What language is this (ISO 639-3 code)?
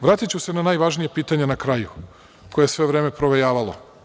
srp